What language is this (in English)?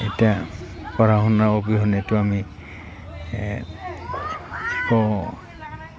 Assamese